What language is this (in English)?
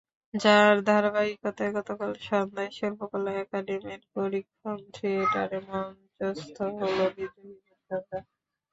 Bangla